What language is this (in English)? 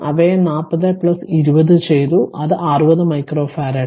Malayalam